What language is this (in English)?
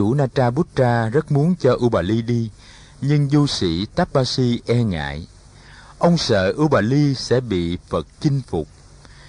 Vietnamese